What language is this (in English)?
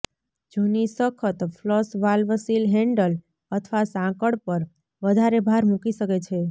Gujarati